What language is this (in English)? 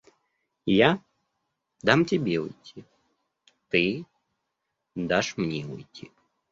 Russian